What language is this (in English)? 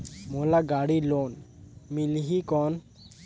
Chhattisgarhi